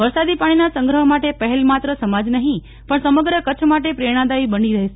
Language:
Gujarati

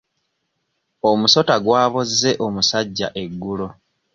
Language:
Ganda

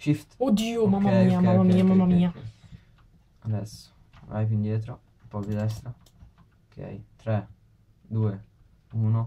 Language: Italian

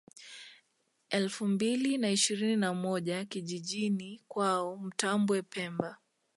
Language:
Swahili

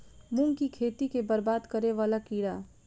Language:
Maithili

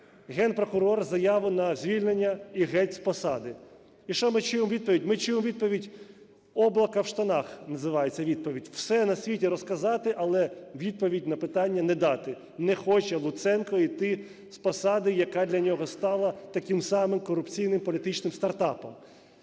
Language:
Ukrainian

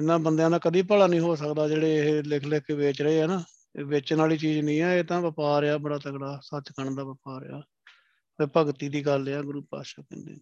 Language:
Punjabi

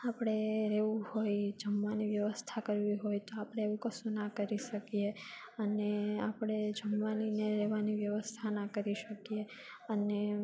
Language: Gujarati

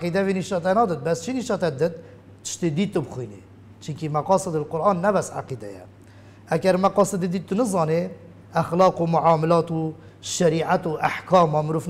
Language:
Arabic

